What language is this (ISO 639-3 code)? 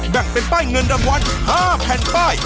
tha